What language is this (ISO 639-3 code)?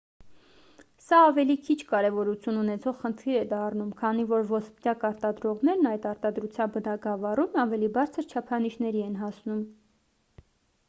hye